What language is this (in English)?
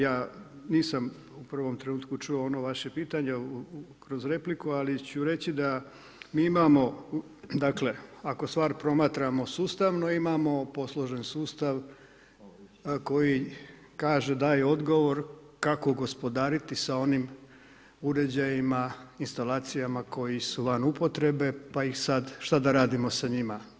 Croatian